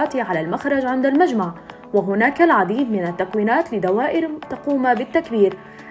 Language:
Arabic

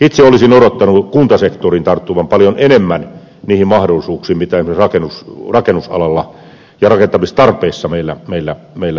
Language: Finnish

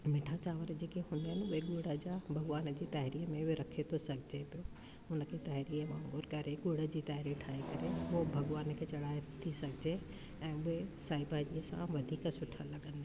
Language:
Sindhi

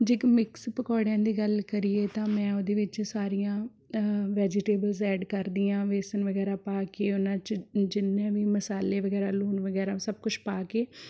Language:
Punjabi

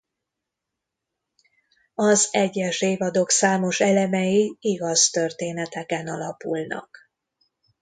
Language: Hungarian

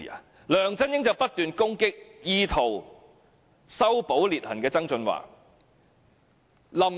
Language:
Cantonese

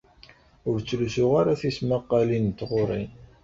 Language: Kabyle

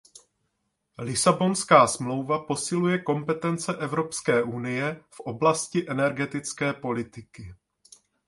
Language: Czech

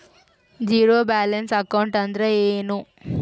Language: Kannada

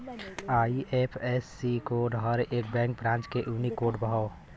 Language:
Bhojpuri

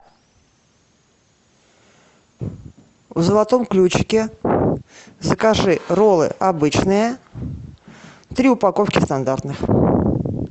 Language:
Russian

